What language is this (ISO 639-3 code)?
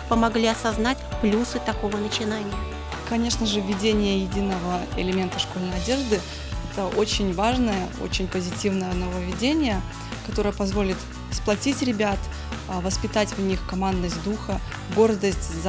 rus